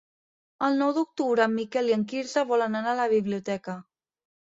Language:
Catalan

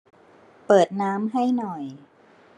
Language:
Thai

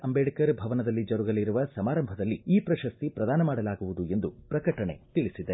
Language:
Kannada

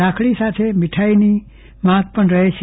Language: Gujarati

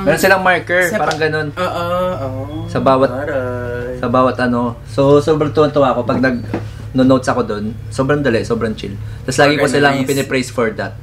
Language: Filipino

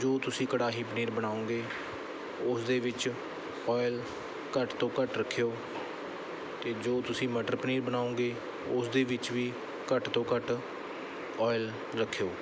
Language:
Punjabi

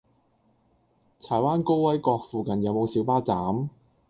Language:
Cantonese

